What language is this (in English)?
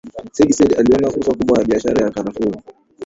Swahili